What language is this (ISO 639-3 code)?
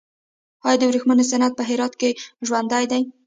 pus